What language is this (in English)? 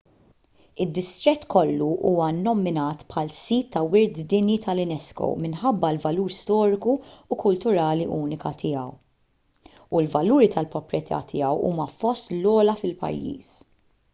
Maltese